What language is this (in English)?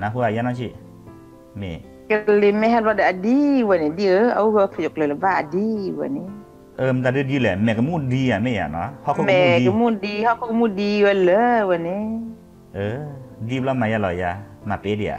Thai